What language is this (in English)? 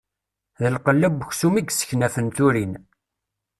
Kabyle